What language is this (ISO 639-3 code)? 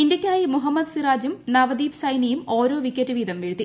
mal